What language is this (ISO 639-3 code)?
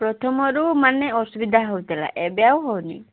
ori